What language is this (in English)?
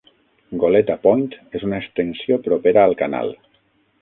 Catalan